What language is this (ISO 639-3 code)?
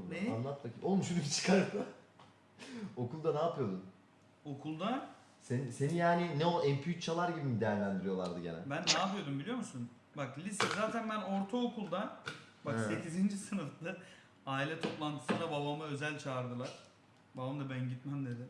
tur